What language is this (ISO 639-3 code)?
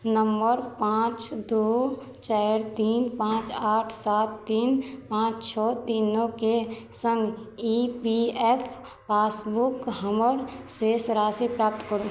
mai